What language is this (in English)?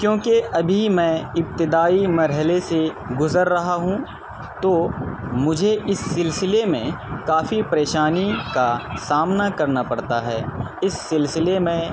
Urdu